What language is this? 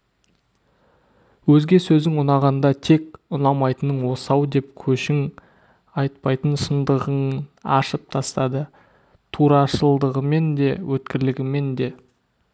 Kazakh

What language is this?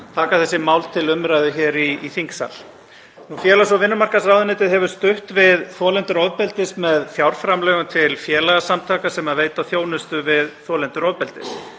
Icelandic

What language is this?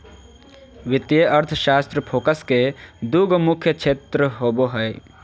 Magahi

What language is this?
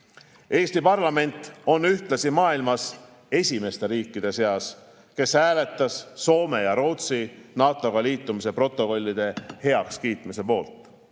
Estonian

